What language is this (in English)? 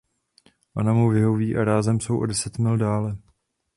Czech